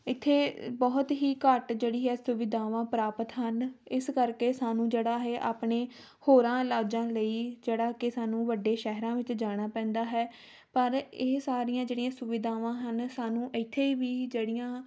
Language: Punjabi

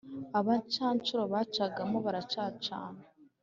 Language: Kinyarwanda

